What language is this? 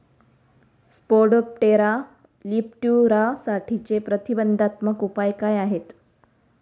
Marathi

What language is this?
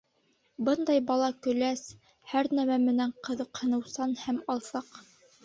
Bashkir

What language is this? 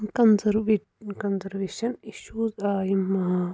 Kashmiri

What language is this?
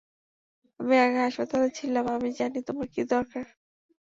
Bangla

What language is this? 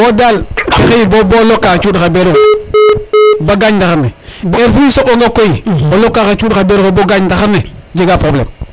Serer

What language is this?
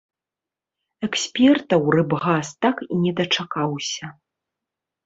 Belarusian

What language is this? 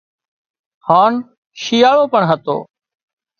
Wadiyara Koli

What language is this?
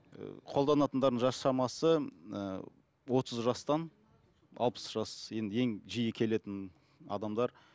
Kazakh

